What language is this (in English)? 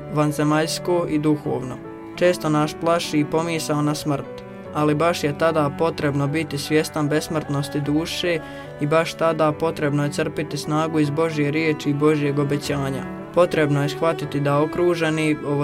Croatian